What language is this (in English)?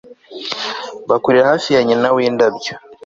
Kinyarwanda